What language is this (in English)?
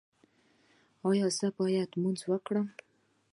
Pashto